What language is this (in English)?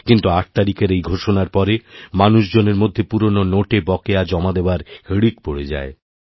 Bangla